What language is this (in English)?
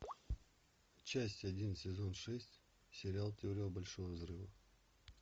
Russian